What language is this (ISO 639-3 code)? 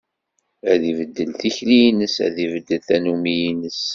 kab